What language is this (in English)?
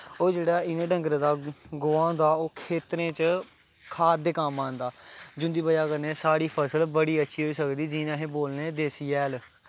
Dogri